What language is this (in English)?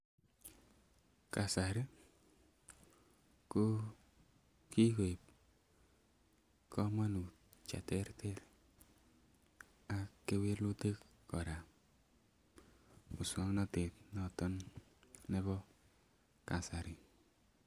Kalenjin